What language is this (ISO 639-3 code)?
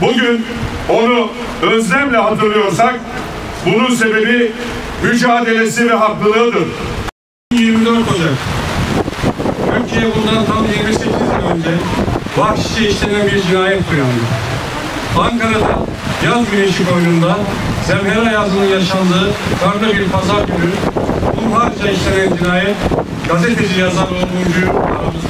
tur